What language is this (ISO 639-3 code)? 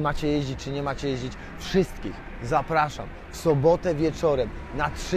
pol